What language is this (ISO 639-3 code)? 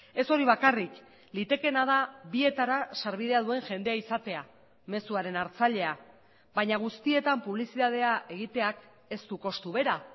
eus